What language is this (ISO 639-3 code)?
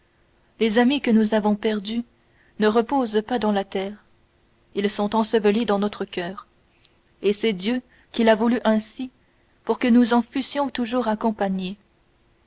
fra